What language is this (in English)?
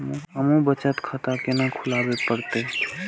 Maithili